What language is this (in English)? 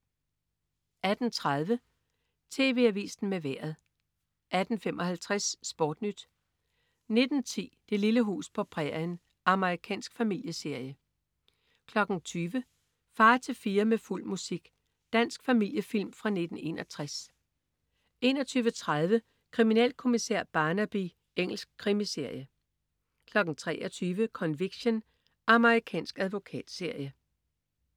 Danish